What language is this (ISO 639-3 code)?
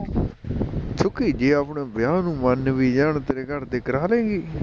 pan